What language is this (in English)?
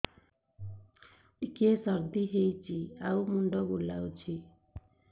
Odia